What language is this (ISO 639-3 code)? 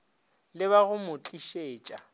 nso